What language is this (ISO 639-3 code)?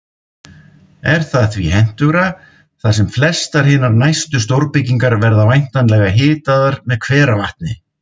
isl